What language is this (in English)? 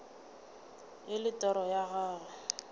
Northern Sotho